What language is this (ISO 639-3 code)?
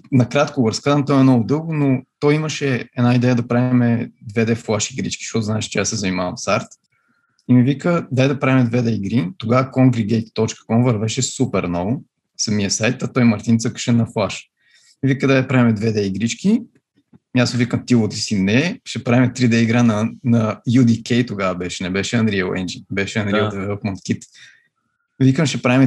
bul